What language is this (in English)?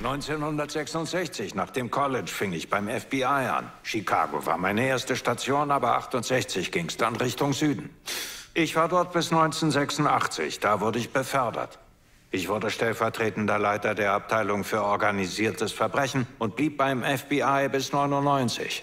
German